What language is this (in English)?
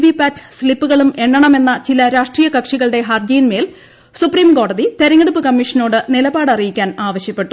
Malayalam